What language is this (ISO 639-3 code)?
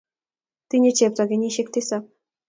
kln